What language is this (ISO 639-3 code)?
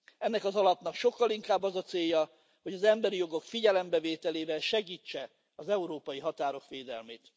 hun